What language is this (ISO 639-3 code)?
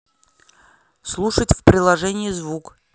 rus